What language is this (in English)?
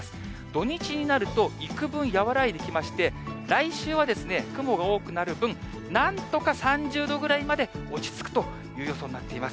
Japanese